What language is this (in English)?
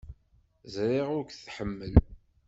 Kabyle